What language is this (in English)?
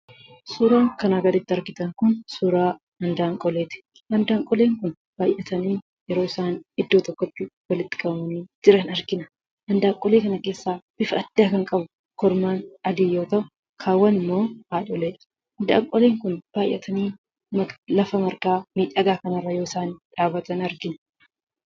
Oromo